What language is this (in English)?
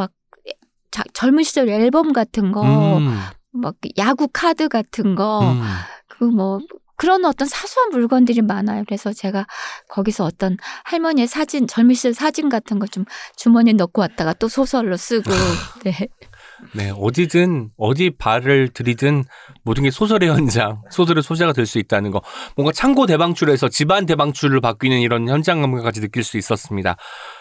Korean